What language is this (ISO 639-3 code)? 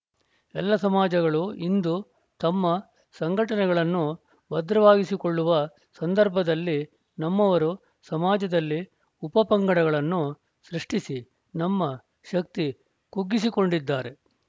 kan